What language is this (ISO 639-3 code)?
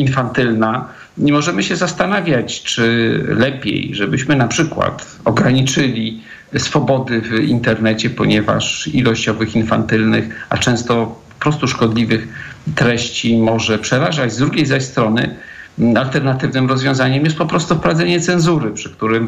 pol